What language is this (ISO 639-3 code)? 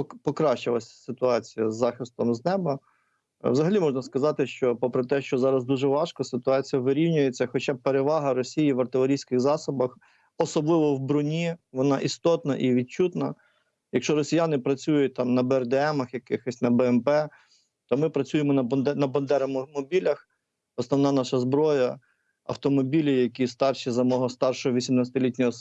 ukr